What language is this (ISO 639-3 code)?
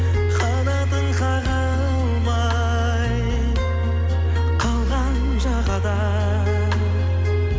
kaz